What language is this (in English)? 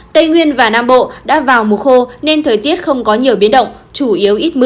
Vietnamese